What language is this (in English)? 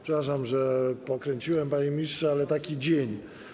Polish